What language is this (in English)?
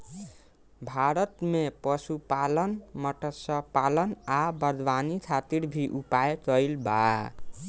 Bhojpuri